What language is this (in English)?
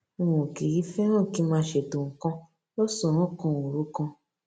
Yoruba